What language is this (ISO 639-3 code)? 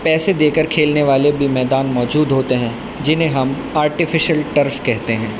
urd